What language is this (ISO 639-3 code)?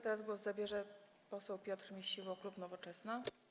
pol